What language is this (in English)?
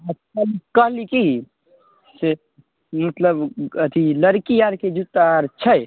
Maithili